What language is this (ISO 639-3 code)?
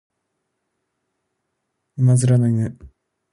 jpn